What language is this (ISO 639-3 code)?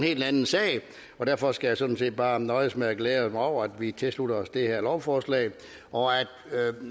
dan